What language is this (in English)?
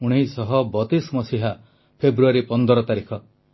Odia